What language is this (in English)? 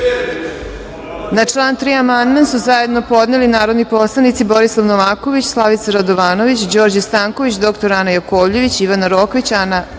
Serbian